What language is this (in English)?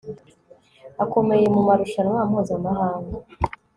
Kinyarwanda